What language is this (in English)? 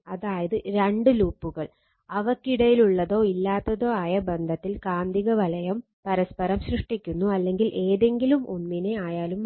Malayalam